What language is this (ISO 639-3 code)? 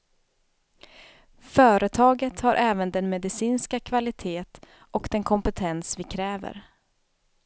swe